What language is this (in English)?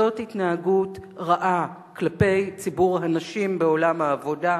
Hebrew